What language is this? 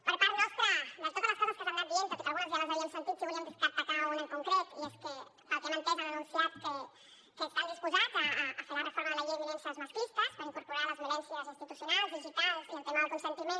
Catalan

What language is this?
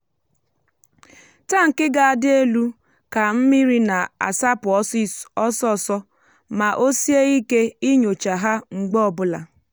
Igbo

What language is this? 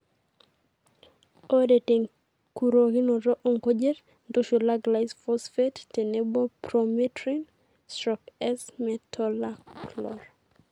Masai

